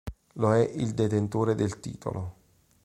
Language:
Italian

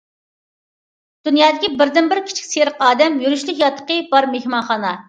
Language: Uyghur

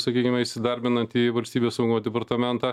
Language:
Lithuanian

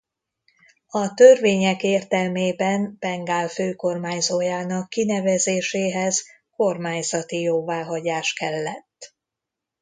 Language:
Hungarian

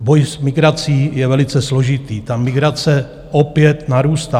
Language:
Czech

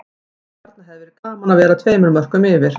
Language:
Icelandic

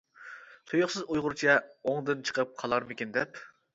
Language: Uyghur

